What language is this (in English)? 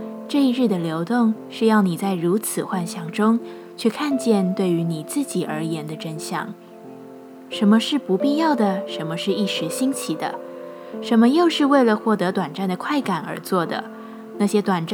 Chinese